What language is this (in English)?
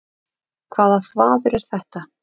Icelandic